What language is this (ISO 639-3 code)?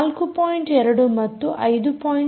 kan